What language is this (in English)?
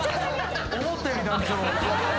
Japanese